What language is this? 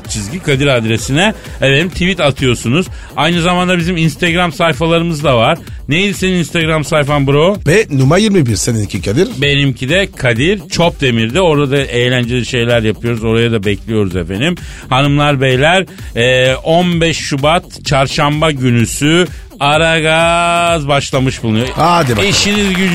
Turkish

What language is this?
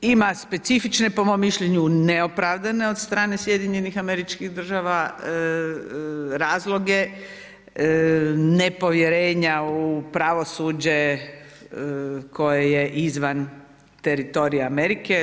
Croatian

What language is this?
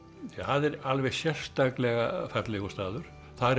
Icelandic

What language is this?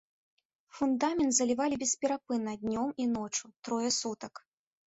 Belarusian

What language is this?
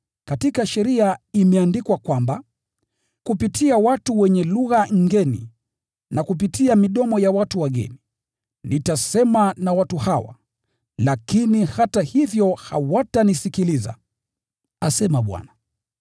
Swahili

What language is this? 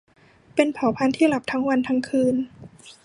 Thai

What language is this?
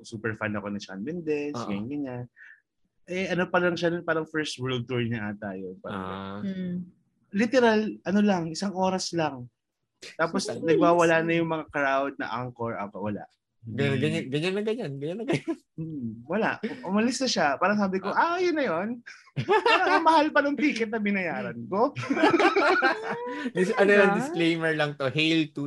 Filipino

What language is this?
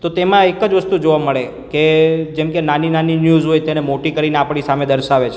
Gujarati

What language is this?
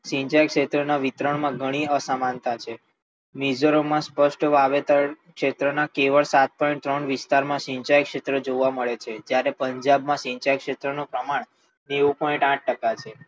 Gujarati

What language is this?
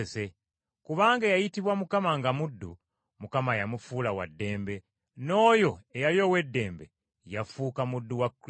Ganda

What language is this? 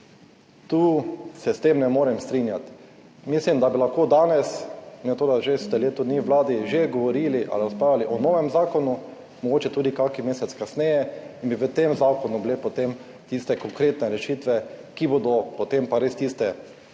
Slovenian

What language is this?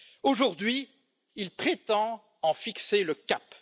French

